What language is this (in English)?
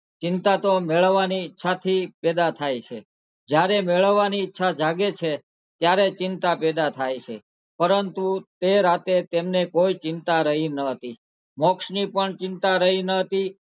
Gujarati